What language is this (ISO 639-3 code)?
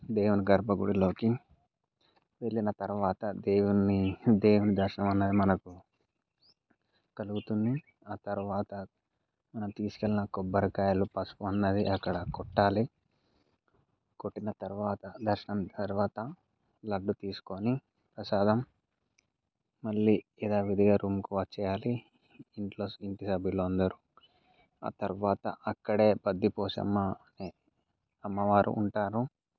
tel